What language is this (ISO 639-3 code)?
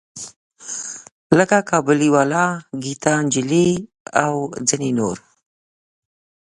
pus